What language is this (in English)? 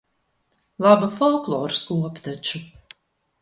Latvian